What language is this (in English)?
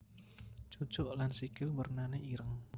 Javanese